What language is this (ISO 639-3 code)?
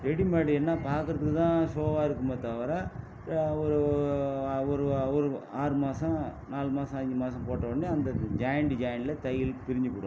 tam